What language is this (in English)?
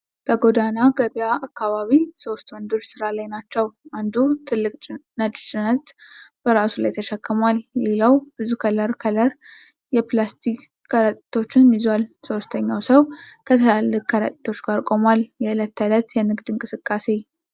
Amharic